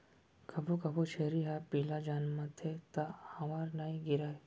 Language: Chhattisgarhi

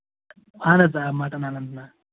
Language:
Kashmiri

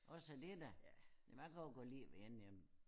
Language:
Danish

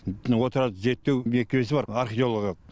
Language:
Kazakh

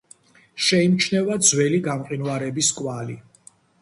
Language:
Georgian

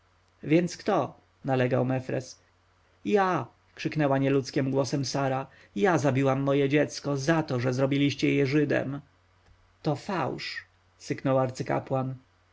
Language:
Polish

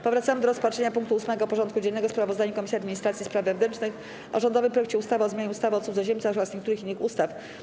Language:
Polish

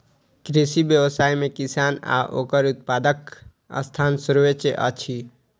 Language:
Maithili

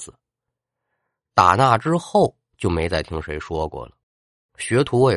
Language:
Chinese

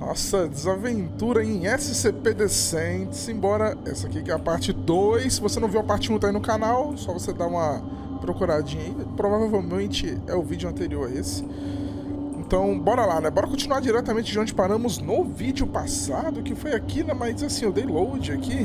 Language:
Portuguese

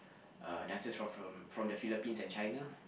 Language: English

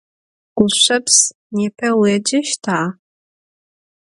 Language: Adyghe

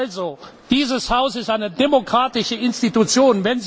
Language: German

